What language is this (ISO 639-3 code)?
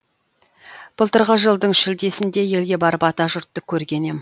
kaz